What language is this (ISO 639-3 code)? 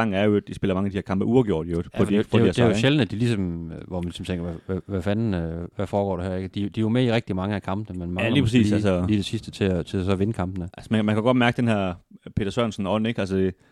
dan